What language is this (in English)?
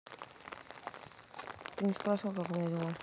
Russian